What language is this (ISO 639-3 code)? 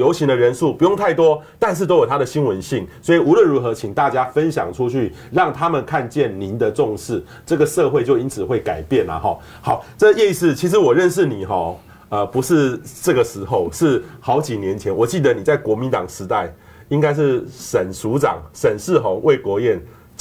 zho